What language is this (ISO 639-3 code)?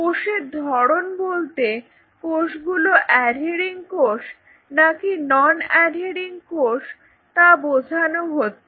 ben